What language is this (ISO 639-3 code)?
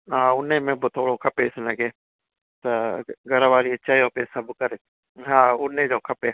snd